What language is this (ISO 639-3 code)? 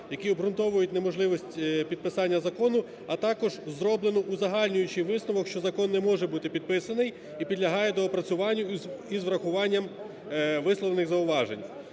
ukr